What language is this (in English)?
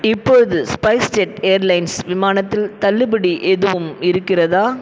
Tamil